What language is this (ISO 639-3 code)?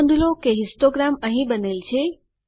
guj